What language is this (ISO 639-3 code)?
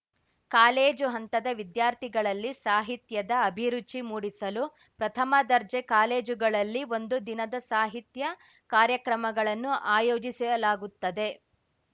kan